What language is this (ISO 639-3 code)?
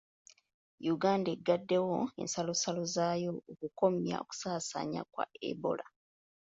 lug